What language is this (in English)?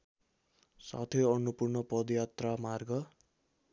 Nepali